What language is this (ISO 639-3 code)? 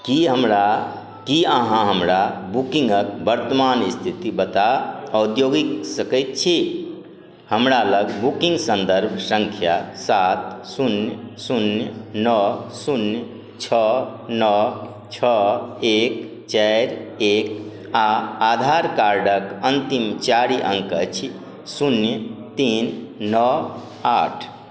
mai